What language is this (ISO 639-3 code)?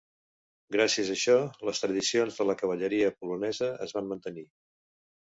cat